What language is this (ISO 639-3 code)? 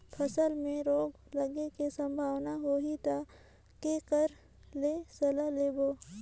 hne